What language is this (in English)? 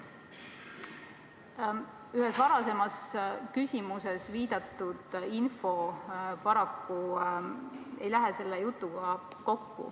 Estonian